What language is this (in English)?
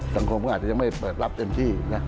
Thai